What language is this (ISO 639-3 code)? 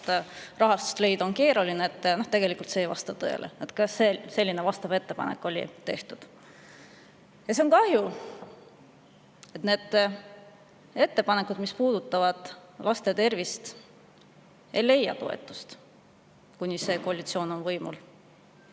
est